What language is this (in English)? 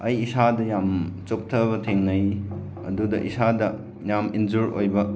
Manipuri